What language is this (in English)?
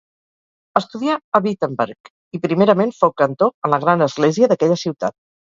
Catalan